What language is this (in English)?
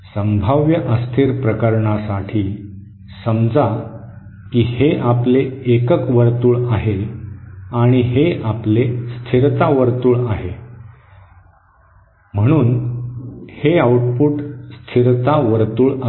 Marathi